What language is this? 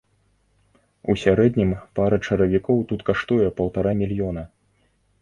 Belarusian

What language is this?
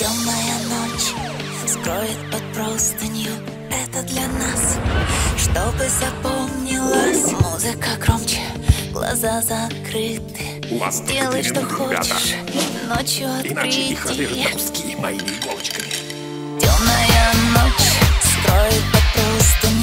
Russian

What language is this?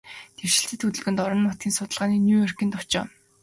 Mongolian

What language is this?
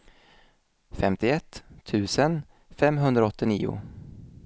Swedish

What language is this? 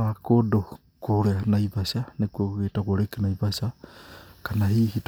Kikuyu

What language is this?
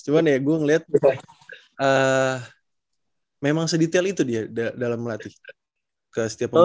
Indonesian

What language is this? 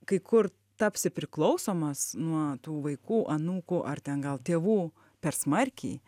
Lithuanian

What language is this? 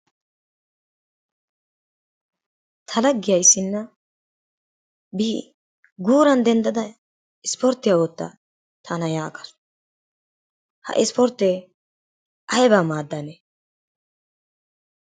Wolaytta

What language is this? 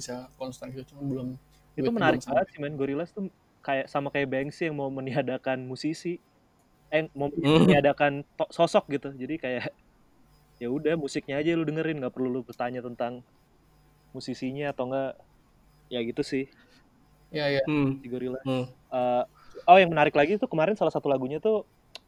Indonesian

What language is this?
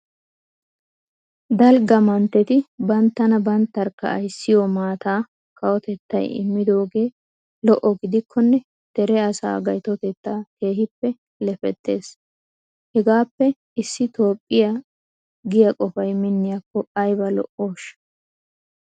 Wolaytta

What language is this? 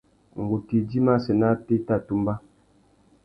Tuki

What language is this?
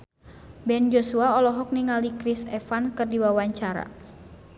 Sundanese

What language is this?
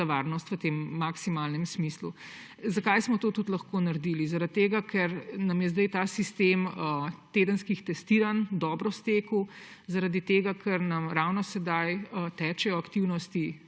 Slovenian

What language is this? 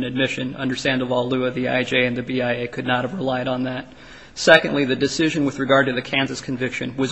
English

